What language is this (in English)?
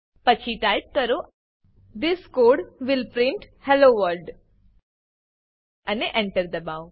Gujarati